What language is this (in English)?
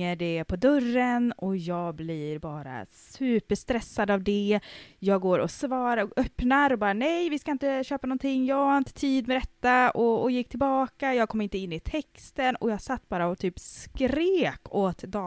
Swedish